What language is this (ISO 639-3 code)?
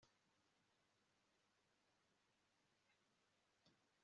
kin